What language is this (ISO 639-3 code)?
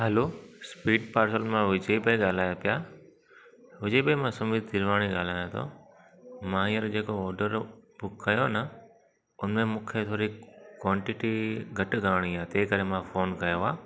snd